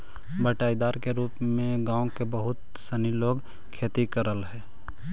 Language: Magahi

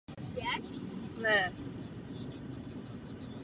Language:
Czech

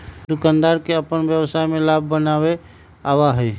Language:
Magahi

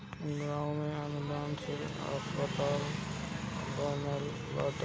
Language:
Bhojpuri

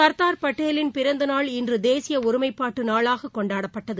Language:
Tamil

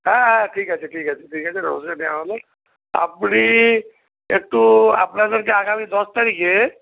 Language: Bangla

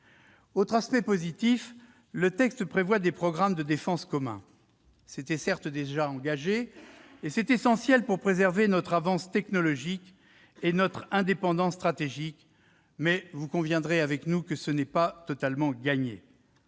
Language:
French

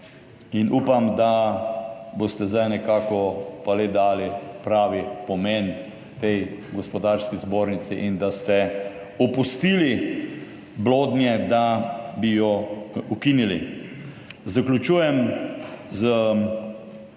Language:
Slovenian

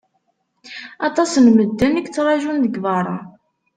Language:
Kabyle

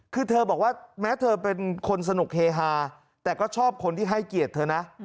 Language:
Thai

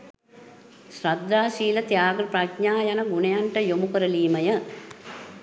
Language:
Sinhala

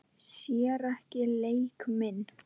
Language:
Icelandic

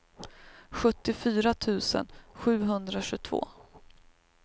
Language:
Swedish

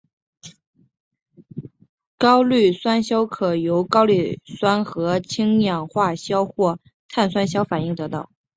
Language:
Chinese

